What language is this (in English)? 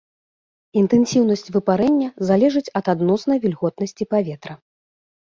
Belarusian